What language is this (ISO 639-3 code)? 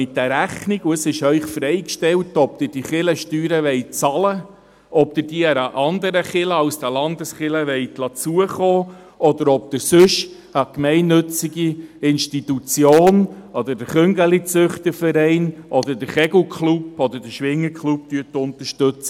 gsw